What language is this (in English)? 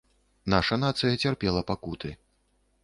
Belarusian